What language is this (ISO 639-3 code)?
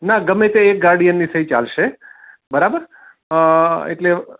guj